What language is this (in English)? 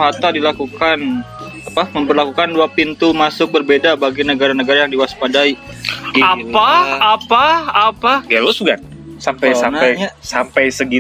Indonesian